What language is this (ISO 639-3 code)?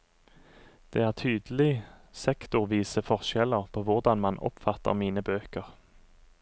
nor